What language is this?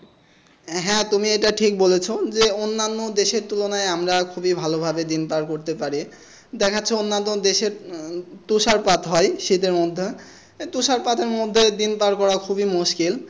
Bangla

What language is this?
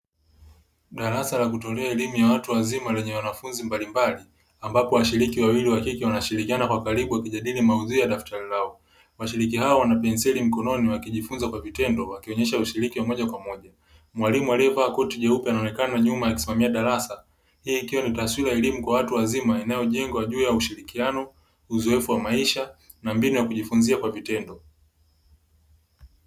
Swahili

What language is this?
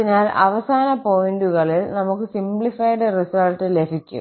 Malayalam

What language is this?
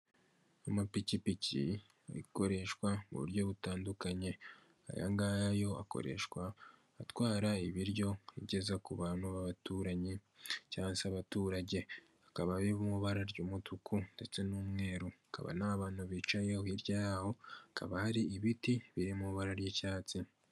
Kinyarwanda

